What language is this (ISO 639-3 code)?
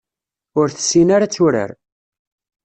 kab